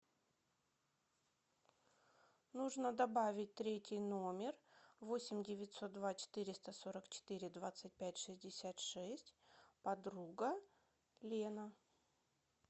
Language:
Russian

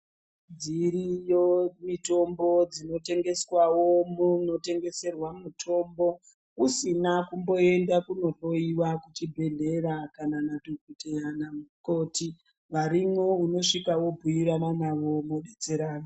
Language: Ndau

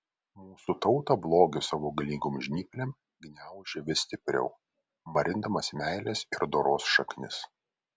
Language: Lithuanian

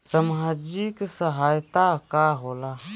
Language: Bhojpuri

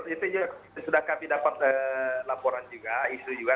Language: Indonesian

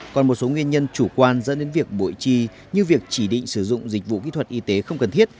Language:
Vietnamese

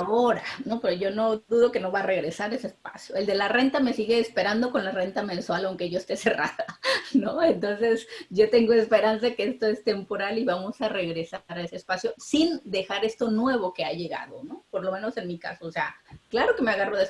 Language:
Spanish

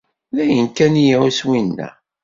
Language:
Kabyle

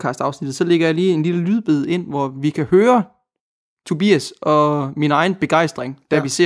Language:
Danish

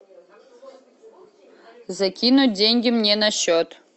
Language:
Russian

